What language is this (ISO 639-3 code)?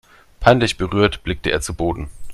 deu